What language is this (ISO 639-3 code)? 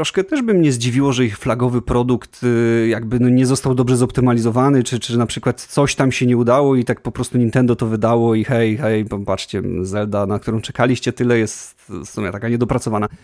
pol